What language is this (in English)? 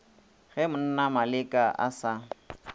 Northern Sotho